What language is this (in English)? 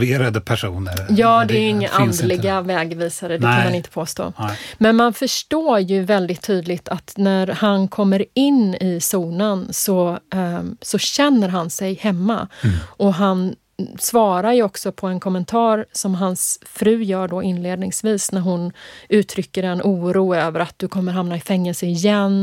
Swedish